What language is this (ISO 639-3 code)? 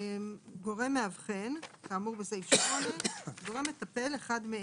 heb